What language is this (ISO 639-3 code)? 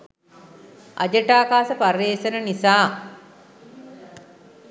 sin